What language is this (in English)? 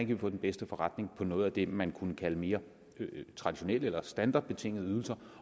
Danish